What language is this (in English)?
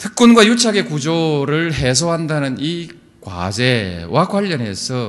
Korean